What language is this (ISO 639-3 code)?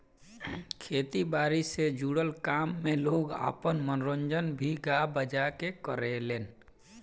bho